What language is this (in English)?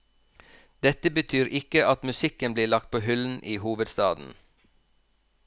Norwegian